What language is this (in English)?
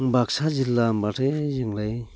Bodo